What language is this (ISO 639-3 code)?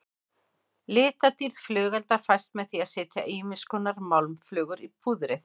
isl